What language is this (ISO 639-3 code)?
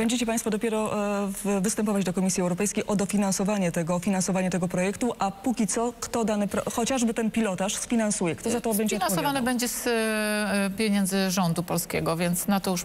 pol